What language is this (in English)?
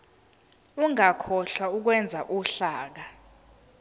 Zulu